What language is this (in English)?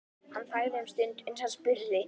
Icelandic